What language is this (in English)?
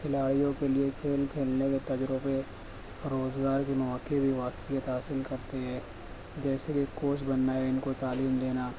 Urdu